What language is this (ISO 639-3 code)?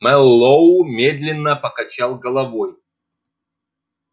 rus